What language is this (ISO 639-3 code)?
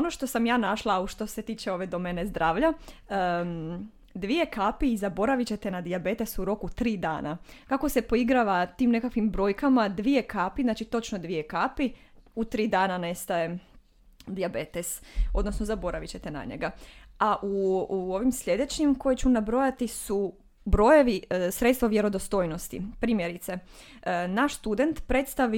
hrv